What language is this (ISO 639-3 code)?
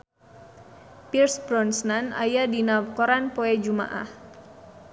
sun